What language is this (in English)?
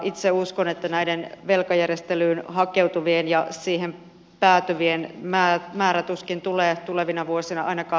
Finnish